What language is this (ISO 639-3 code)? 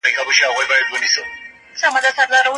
pus